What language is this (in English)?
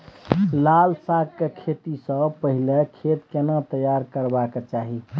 Maithili